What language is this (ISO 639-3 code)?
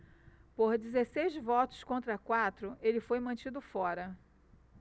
por